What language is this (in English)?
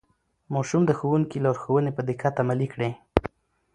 Pashto